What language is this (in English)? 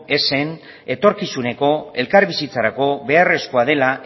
Basque